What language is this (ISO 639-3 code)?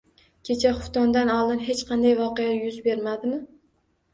uzb